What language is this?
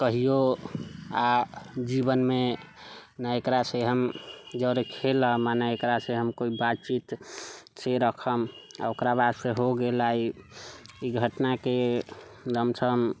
Maithili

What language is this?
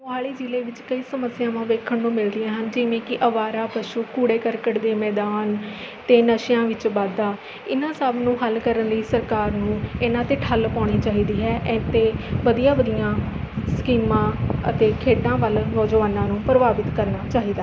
Punjabi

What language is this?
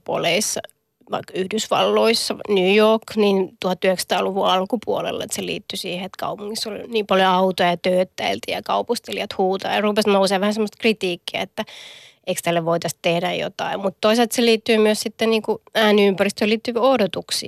Finnish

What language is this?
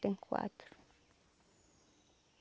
Portuguese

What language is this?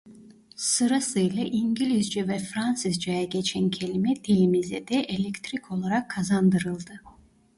Turkish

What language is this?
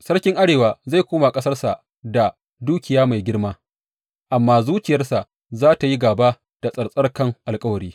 Hausa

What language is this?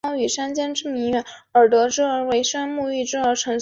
Chinese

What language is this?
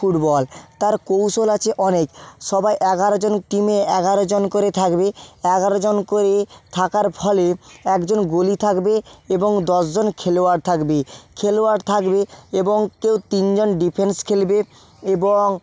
Bangla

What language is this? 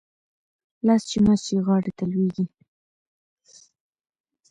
Pashto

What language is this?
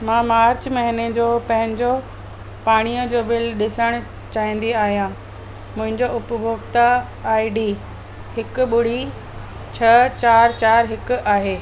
Sindhi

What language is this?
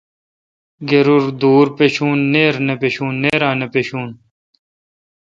Kalkoti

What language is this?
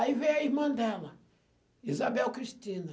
Portuguese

